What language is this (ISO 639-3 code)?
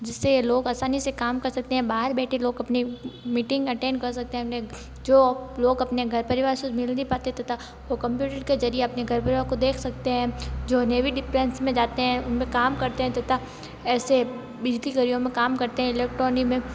hin